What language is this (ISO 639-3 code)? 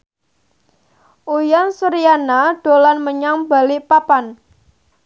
jav